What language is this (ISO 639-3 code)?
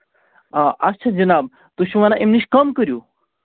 kas